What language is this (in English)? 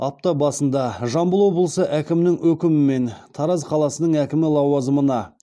Kazakh